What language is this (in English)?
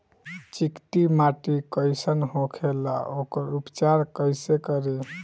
Bhojpuri